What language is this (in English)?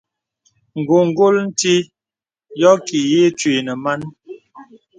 Bebele